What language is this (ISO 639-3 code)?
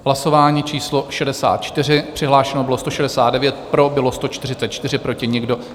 ces